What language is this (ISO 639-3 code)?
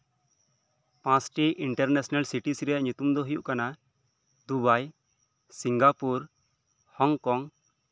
sat